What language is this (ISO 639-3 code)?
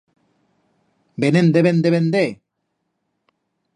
arg